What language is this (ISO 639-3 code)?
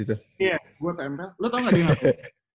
ind